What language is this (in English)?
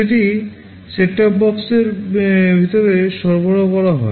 Bangla